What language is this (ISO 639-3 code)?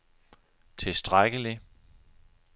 dan